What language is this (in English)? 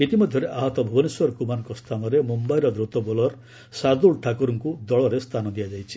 Odia